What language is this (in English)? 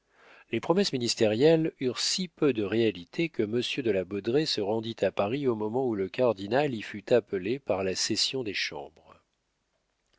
French